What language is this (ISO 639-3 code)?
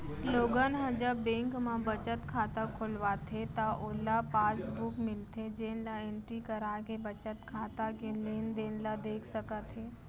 hne